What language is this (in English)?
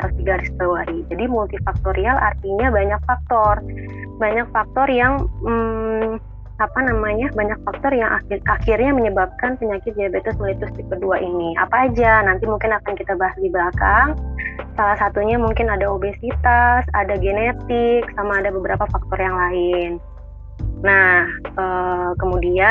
Indonesian